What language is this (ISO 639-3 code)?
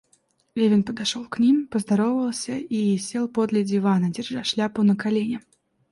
rus